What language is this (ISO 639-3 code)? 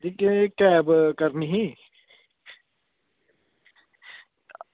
doi